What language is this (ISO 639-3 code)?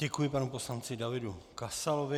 ces